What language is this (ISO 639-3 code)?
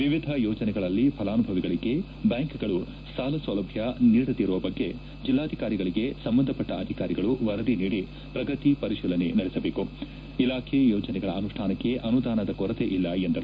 kan